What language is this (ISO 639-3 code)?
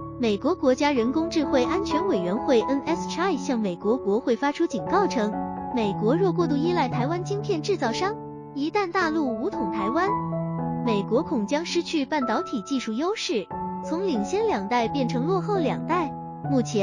zho